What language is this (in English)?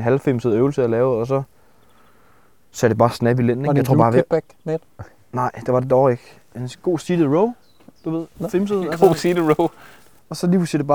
Danish